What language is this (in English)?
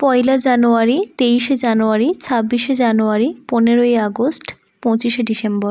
Bangla